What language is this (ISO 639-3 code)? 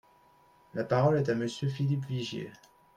fra